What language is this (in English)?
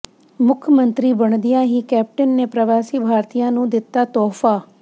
Punjabi